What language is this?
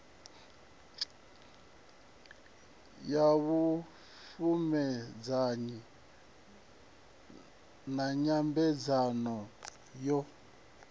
Venda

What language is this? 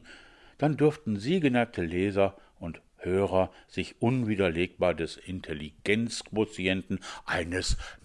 German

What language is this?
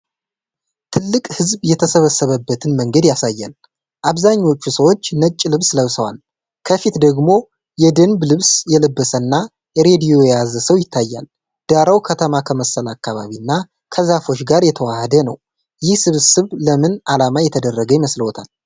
Amharic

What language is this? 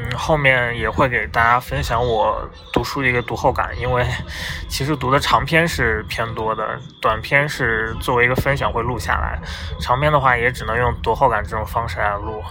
Chinese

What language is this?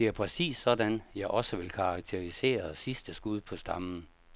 Danish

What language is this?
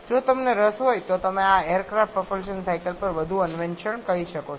Gujarati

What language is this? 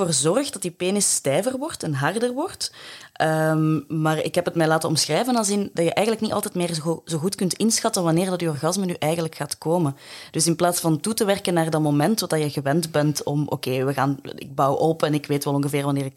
Dutch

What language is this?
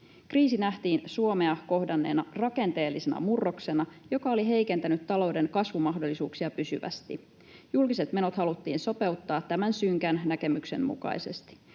Finnish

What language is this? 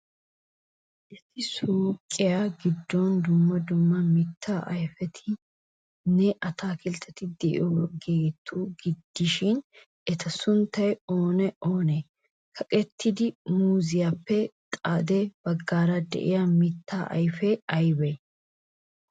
Wolaytta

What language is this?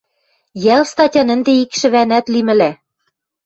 Western Mari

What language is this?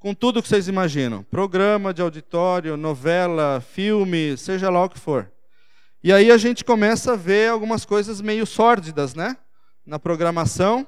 Portuguese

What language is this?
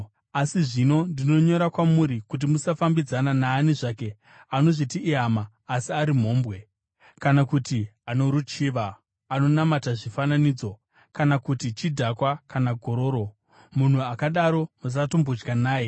Shona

